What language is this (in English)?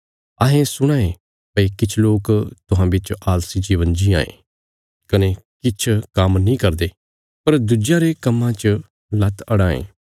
Bilaspuri